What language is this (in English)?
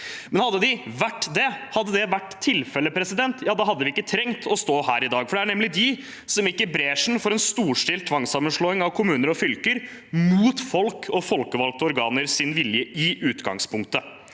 Norwegian